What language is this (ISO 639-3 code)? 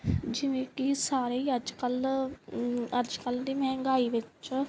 pan